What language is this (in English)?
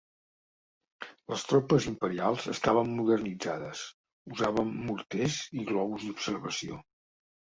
Catalan